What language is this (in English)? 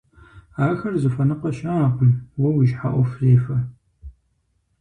Kabardian